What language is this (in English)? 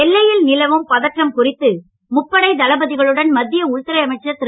Tamil